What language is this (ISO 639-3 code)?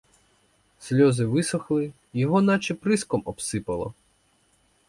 ukr